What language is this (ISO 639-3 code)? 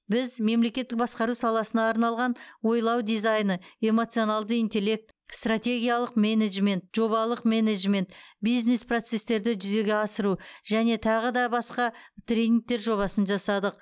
kaz